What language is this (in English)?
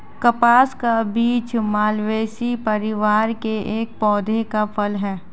Hindi